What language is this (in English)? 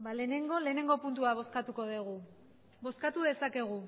Basque